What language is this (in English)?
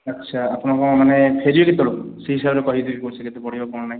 Odia